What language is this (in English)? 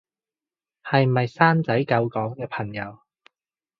Cantonese